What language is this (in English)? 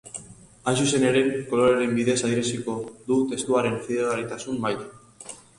Basque